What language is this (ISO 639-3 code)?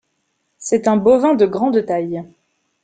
fra